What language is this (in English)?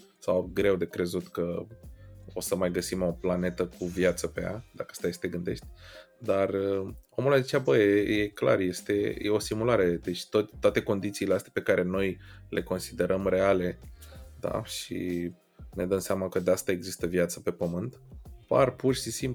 Romanian